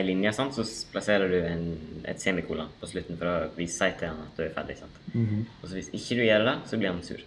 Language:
Norwegian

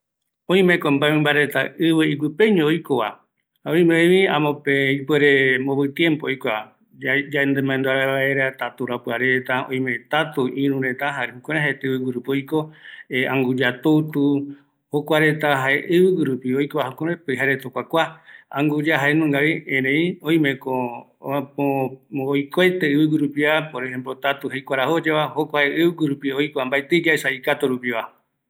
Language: Eastern Bolivian Guaraní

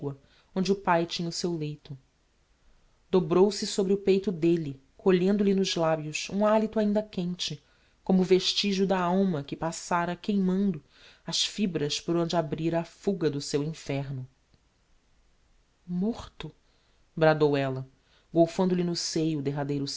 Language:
Portuguese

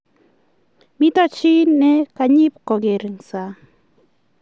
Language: Kalenjin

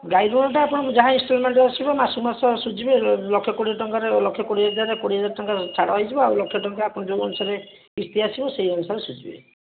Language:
Odia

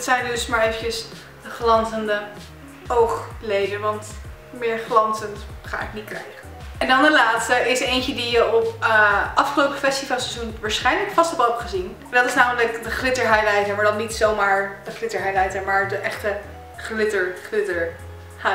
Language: Dutch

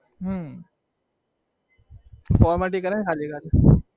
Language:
Gujarati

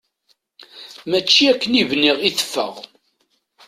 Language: Kabyle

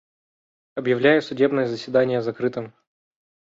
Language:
Russian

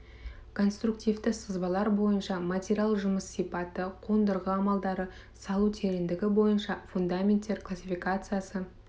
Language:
Kazakh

